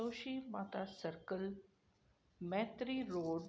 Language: Sindhi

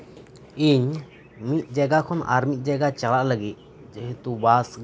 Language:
Santali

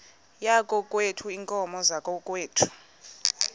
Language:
Xhosa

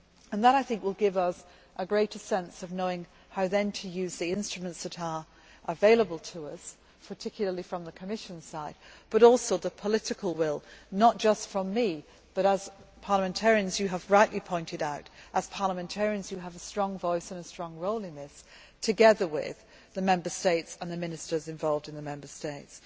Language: English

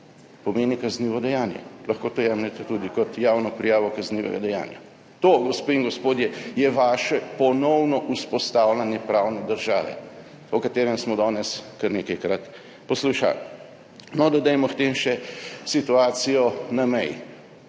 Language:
Slovenian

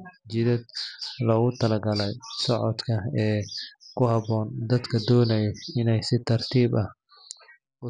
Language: Somali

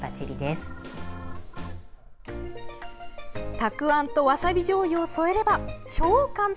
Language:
Japanese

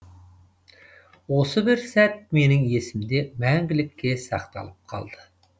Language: Kazakh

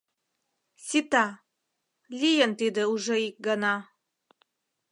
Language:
Mari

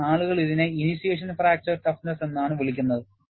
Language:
Malayalam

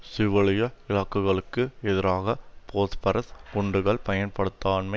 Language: Tamil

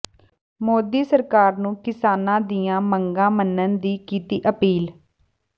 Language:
Punjabi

